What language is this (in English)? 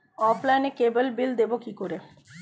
Bangla